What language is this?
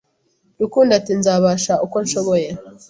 Kinyarwanda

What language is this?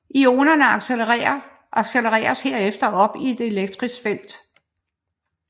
Danish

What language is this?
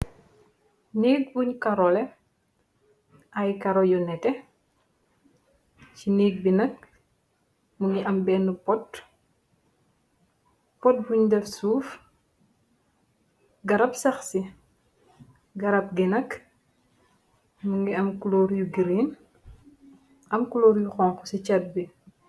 Wolof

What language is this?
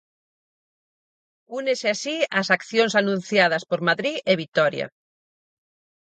Galician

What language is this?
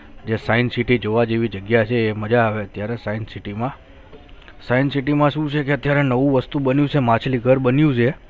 Gujarati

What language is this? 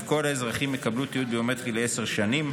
Hebrew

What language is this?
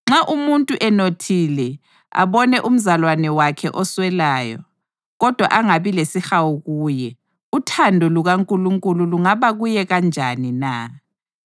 North Ndebele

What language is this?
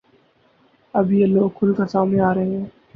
Urdu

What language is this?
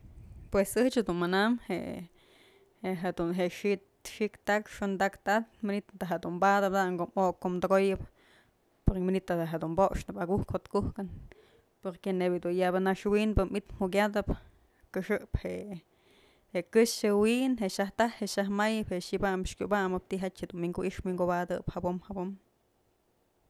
Mazatlán Mixe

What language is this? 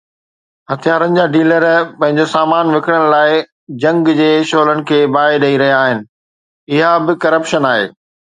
Sindhi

